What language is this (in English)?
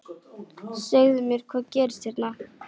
Icelandic